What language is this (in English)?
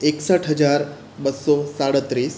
Gujarati